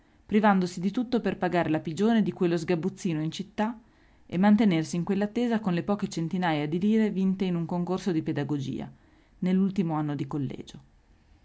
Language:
Italian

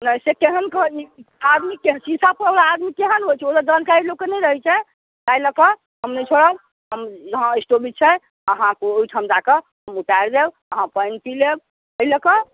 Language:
Maithili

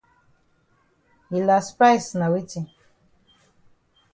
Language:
Cameroon Pidgin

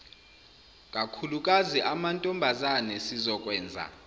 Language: Zulu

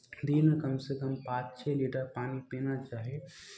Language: Maithili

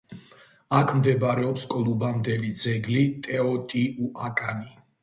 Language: Georgian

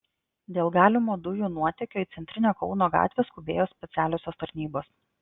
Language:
Lithuanian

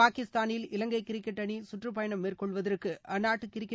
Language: Tamil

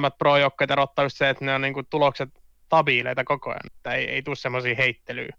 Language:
Finnish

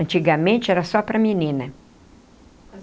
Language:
Portuguese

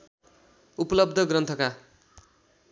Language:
Nepali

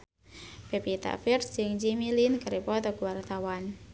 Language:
Sundanese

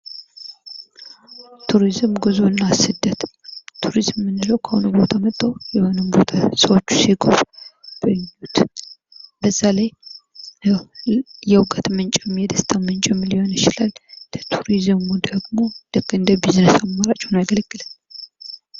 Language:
Amharic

